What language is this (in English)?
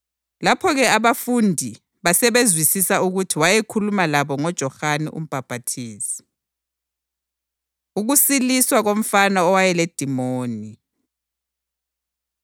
North Ndebele